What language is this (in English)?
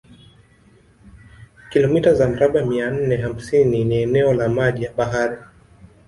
Swahili